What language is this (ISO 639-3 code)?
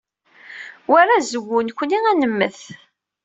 kab